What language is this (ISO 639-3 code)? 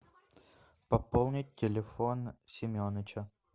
rus